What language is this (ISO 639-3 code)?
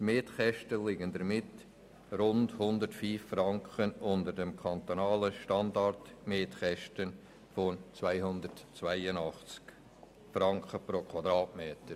gsw